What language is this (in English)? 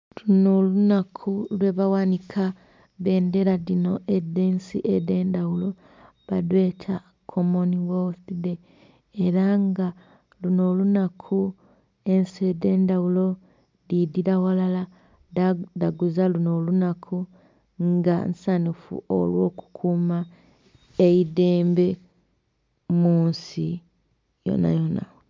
Soga